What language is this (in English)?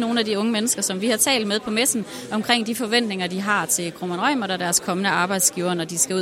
Danish